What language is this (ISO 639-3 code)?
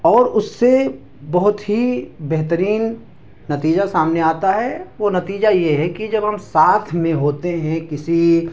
urd